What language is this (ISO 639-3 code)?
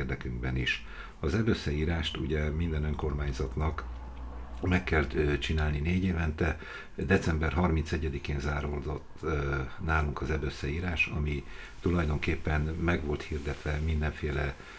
hun